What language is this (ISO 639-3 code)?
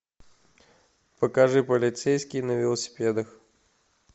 rus